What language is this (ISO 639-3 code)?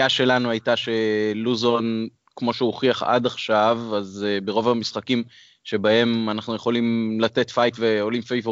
heb